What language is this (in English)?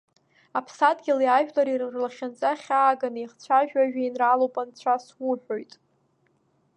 Abkhazian